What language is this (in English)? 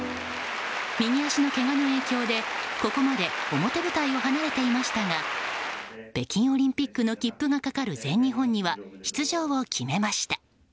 Japanese